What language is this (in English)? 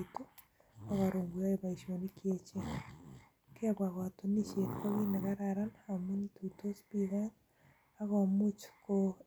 Kalenjin